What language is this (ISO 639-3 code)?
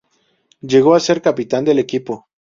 spa